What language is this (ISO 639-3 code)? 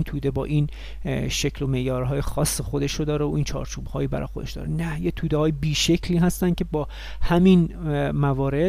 fas